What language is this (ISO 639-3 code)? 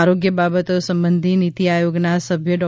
guj